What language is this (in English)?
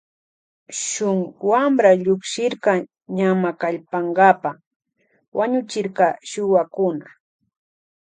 Loja Highland Quichua